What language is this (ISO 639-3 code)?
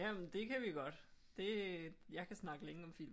dan